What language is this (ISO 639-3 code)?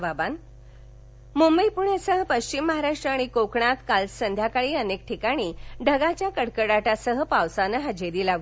mar